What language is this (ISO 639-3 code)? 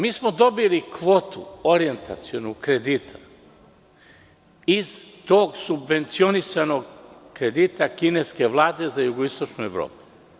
srp